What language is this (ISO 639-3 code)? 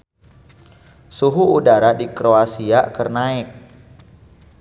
sun